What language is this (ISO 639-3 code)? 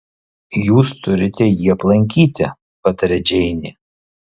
lit